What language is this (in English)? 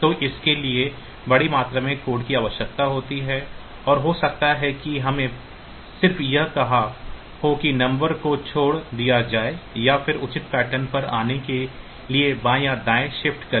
Hindi